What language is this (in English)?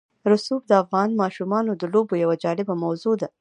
Pashto